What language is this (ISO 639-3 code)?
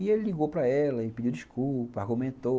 por